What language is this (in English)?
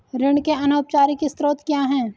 Hindi